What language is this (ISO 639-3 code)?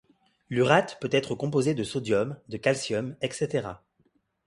fra